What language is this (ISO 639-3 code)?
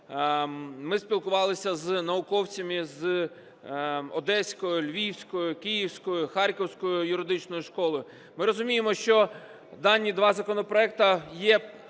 ukr